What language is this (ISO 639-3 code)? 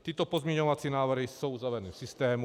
ces